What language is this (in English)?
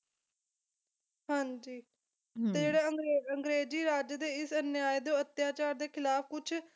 Punjabi